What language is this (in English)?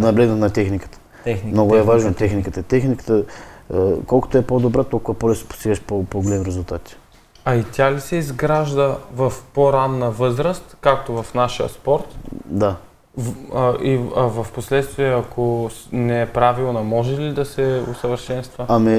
Bulgarian